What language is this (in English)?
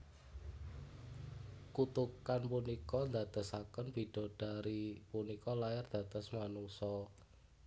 Javanese